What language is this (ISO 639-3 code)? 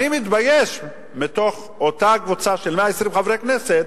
heb